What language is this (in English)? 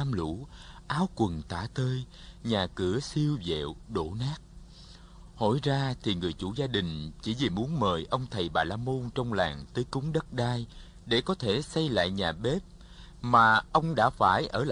Vietnamese